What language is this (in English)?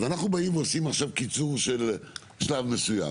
Hebrew